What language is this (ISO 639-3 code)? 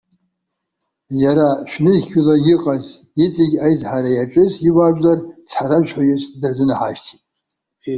abk